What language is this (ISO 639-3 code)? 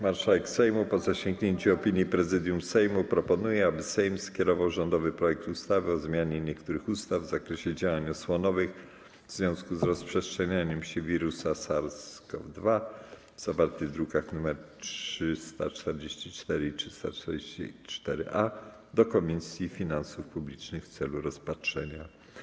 pol